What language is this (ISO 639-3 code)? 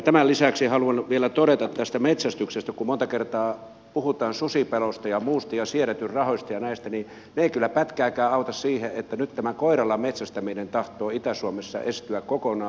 fin